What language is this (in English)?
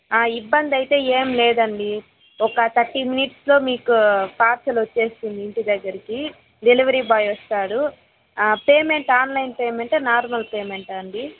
Telugu